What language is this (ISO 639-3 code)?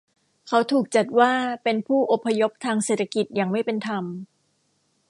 tha